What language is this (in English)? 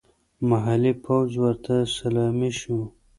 Pashto